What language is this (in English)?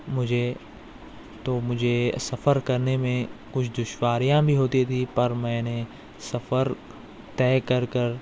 Urdu